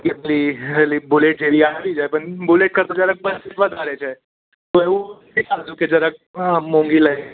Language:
Gujarati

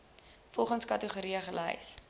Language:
Afrikaans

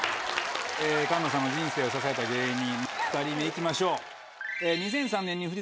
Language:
Japanese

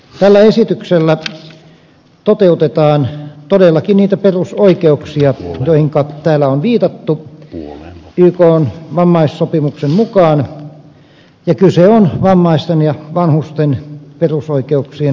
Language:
Finnish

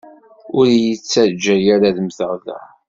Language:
Kabyle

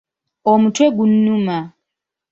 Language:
Ganda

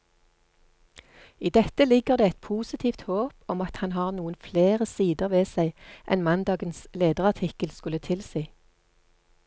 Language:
Norwegian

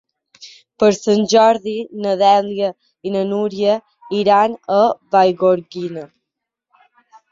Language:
Catalan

